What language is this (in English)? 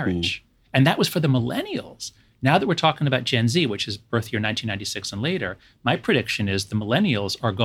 English